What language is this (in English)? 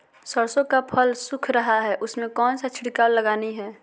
Magahi